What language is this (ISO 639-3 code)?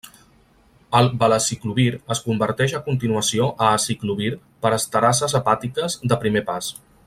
cat